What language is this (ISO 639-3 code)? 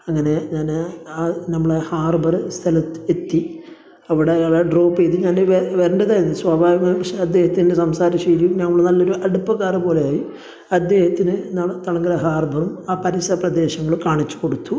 mal